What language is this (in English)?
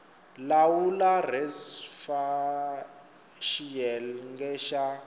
Tsonga